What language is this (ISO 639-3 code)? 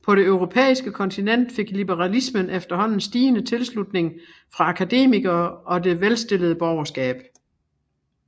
dan